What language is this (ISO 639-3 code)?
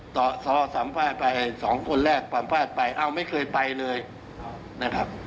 tha